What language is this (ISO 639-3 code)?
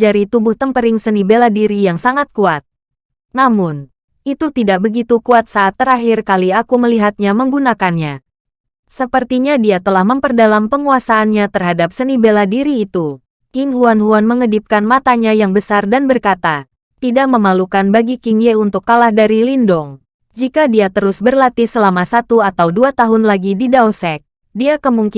ind